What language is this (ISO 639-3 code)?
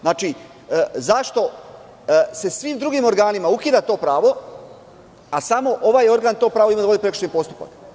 srp